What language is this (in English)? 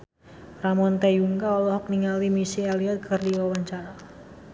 Sundanese